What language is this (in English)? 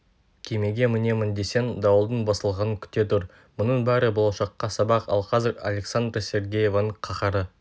Kazakh